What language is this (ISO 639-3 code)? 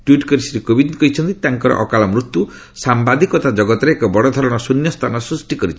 ori